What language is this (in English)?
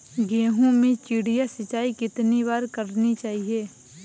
Hindi